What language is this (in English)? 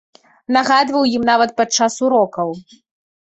Belarusian